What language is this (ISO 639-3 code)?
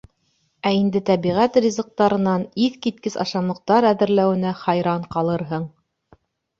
bak